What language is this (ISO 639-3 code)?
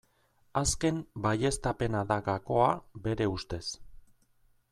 eus